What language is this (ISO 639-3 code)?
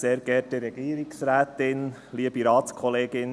gsw